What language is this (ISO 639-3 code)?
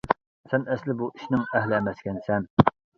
uig